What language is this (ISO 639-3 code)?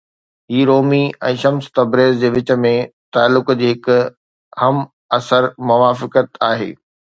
snd